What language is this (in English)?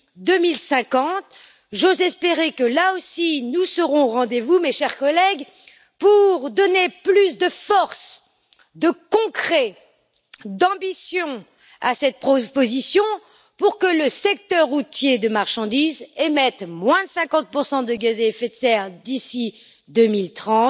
French